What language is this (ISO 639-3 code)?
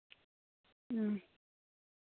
sat